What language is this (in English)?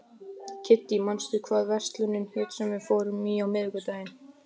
Icelandic